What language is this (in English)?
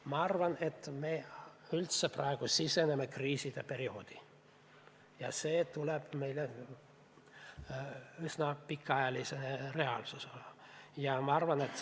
Estonian